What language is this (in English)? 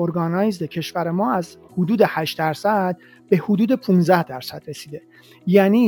Persian